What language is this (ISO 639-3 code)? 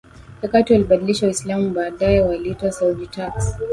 swa